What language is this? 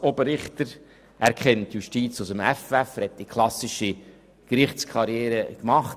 Swiss German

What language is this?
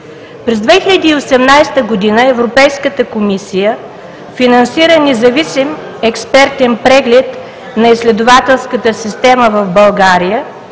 Bulgarian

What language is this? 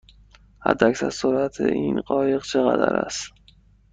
Persian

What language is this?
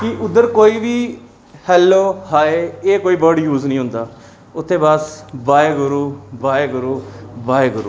Dogri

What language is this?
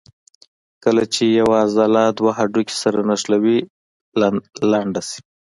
Pashto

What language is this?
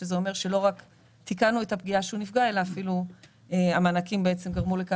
Hebrew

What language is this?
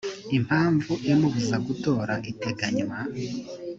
Kinyarwanda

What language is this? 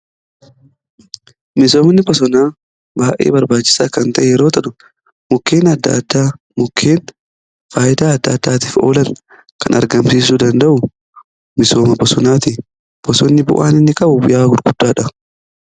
Oromo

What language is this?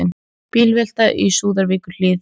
Icelandic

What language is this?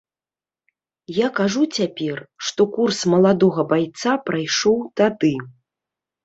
Belarusian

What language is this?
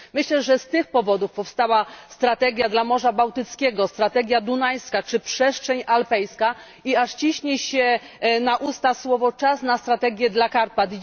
Polish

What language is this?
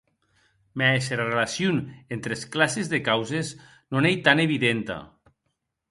Occitan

